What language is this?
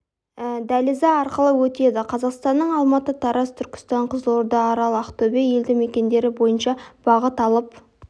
Kazakh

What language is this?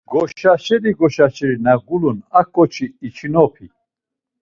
Laz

